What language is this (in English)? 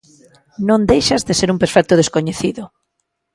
Galician